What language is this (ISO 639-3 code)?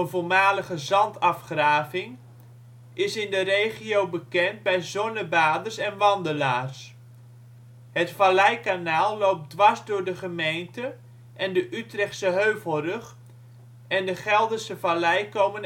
nld